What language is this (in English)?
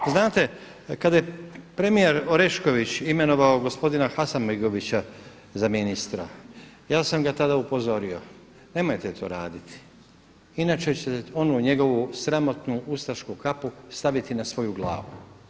Croatian